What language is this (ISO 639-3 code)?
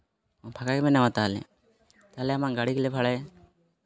sat